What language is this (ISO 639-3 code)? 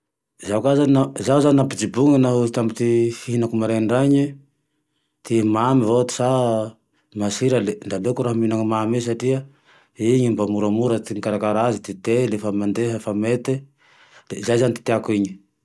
tdx